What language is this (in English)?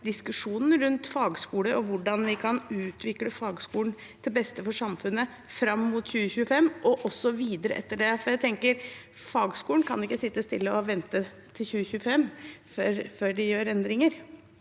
Norwegian